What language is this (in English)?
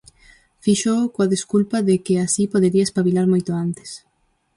Galician